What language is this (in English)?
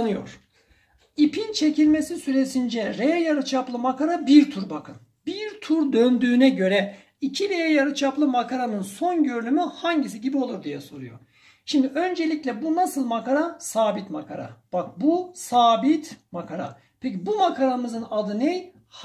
Turkish